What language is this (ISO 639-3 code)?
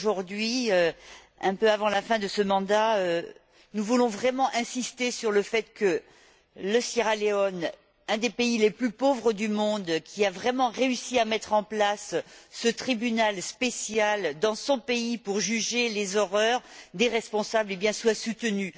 fra